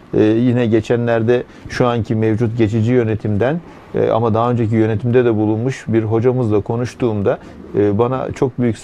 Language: Turkish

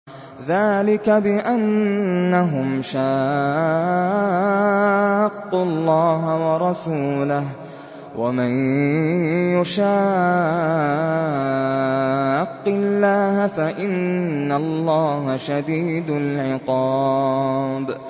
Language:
Arabic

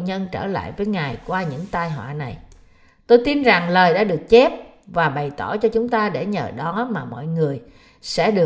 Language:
Vietnamese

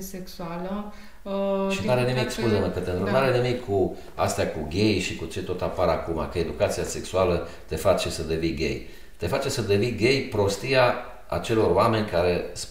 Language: Romanian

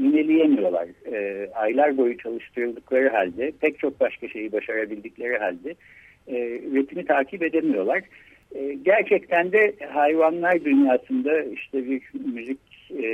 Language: Turkish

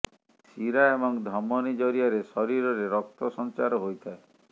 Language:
Odia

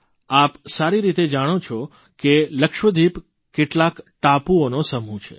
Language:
Gujarati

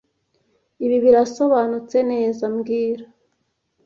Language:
Kinyarwanda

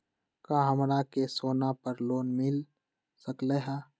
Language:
Magahi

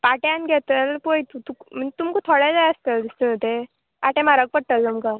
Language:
Konkani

